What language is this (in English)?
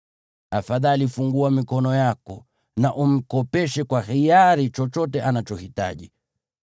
Swahili